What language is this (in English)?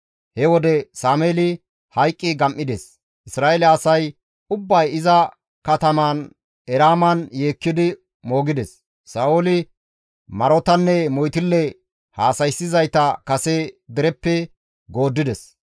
Gamo